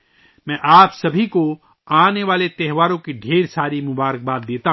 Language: Urdu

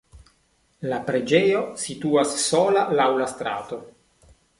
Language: Esperanto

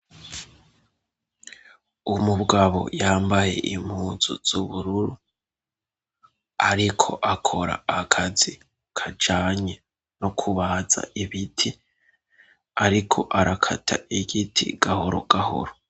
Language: Rundi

